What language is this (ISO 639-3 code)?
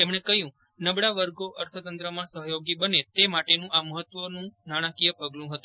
guj